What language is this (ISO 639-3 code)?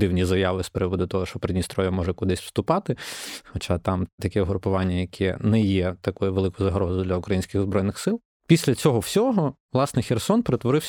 ukr